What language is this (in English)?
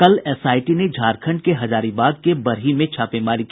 Hindi